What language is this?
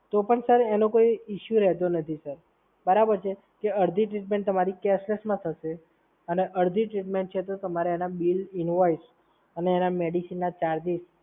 Gujarati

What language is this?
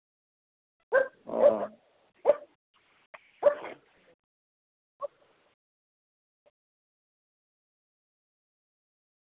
Santali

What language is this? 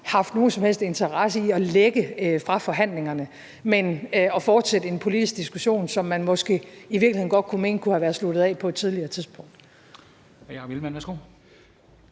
Danish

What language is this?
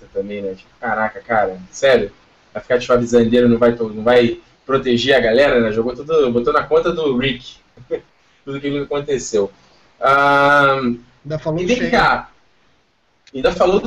Portuguese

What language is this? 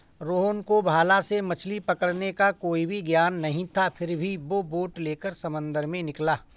Hindi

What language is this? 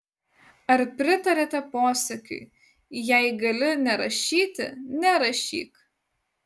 Lithuanian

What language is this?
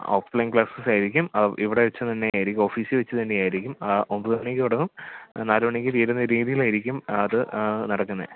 Malayalam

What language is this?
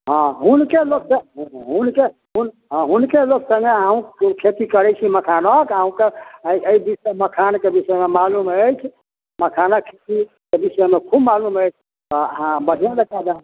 Maithili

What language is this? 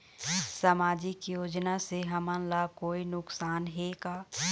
Chhattisgarhi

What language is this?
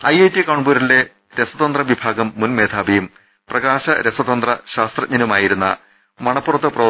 Malayalam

